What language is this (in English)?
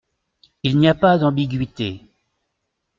French